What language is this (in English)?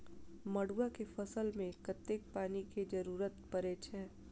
Maithili